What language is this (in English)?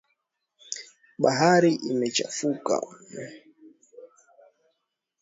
Swahili